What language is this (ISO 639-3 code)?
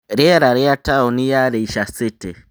kik